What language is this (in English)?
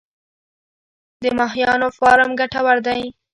Pashto